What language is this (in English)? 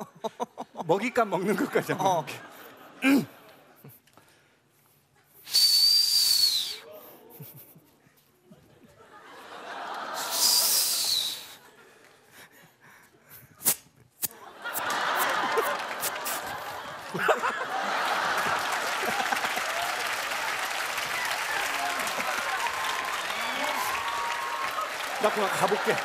Korean